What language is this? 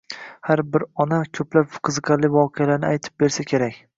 Uzbek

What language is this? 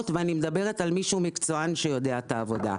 Hebrew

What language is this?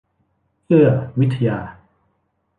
Thai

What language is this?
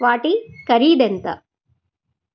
Telugu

